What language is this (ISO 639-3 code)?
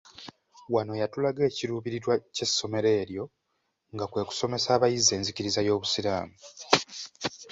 lug